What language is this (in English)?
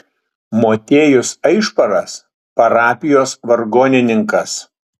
Lithuanian